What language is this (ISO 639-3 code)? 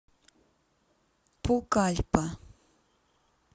rus